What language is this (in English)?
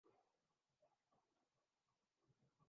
Urdu